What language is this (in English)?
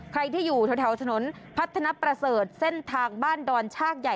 Thai